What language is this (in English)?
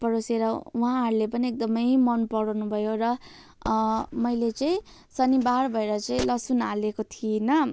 Nepali